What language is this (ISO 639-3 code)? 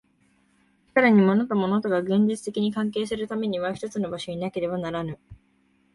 jpn